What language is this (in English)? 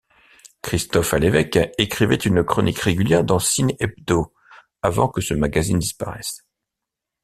French